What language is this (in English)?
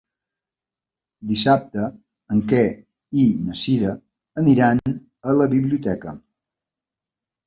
Catalan